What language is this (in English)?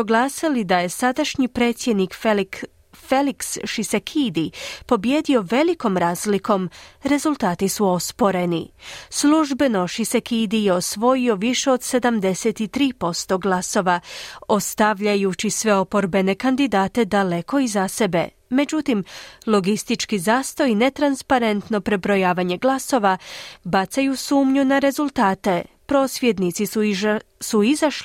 Croatian